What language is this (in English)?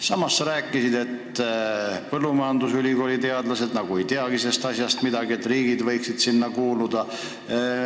Estonian